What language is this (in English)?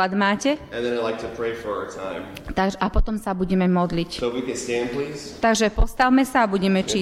Slovak